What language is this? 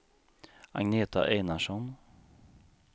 Swedish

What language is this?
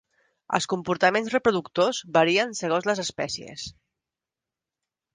Catalan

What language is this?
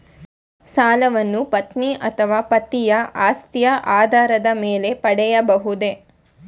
Kannada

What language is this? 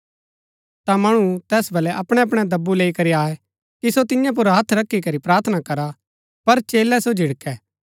Gaddi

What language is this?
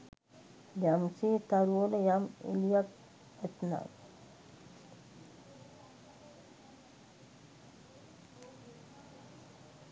Sinhala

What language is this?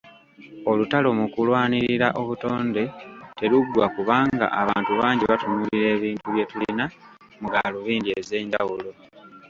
Ganda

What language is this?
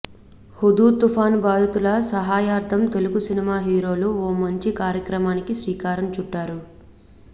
Telugu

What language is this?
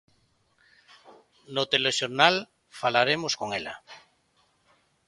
Galician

